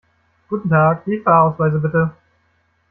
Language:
German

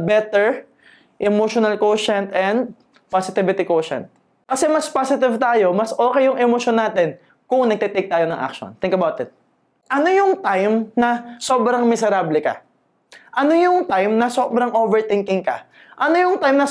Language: Filipino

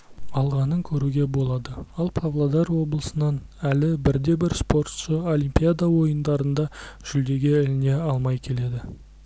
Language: Kazakh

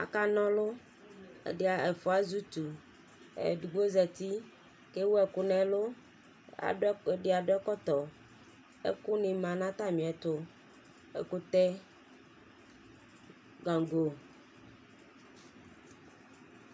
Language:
Ikposo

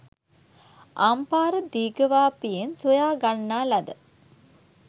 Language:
Sinhala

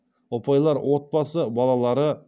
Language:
Kazakh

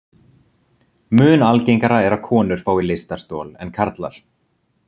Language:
Icelandic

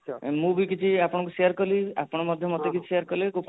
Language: Odia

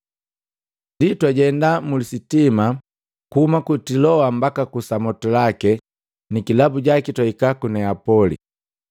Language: Matengo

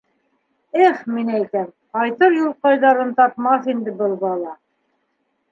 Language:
Bashkir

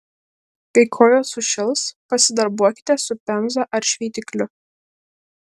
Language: Lithuanian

